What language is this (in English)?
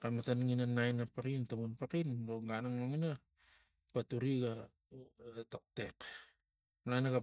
Tigak